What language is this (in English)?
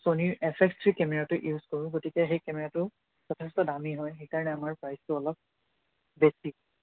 Assamese